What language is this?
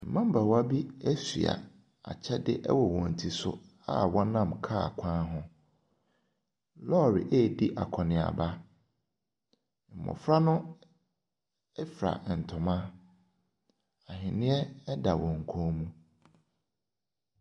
Akan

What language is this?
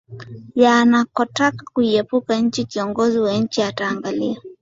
Swahili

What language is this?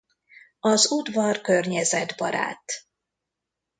Hungarian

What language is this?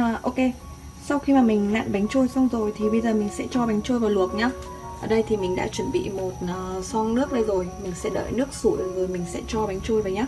Vietnamese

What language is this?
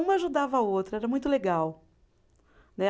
Portuguese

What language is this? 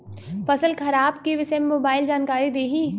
Bhojpuri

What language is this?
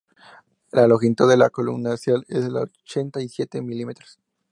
Spanish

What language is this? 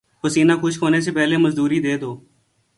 Urdu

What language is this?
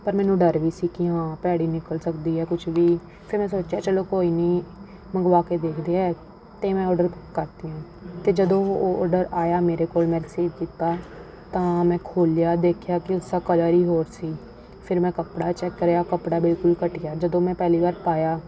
Punjabi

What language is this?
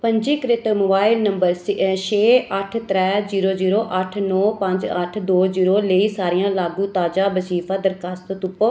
Dogri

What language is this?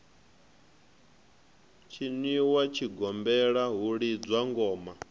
Venda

